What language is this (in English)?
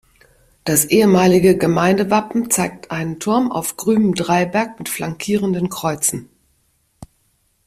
German